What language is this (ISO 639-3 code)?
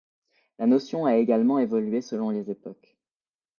fra